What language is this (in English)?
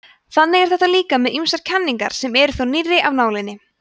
Icelandic